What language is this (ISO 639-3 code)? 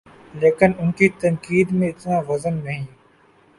urd